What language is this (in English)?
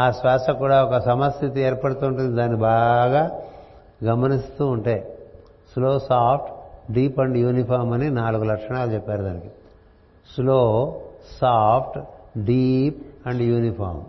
Telugu